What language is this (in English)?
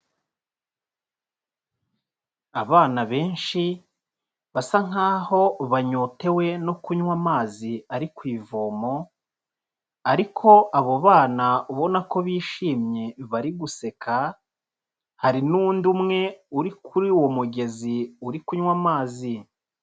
Kinyarwanda